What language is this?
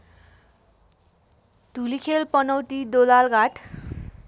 Nepali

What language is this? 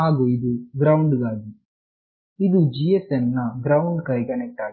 Kannada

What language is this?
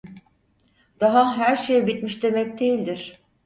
Turkish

